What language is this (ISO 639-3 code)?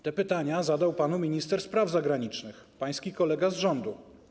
pol